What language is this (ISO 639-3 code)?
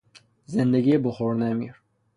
fas